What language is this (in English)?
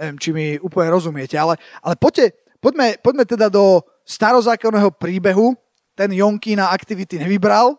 Slovak